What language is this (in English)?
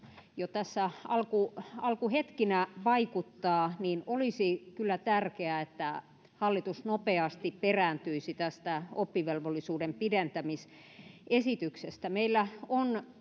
Finnish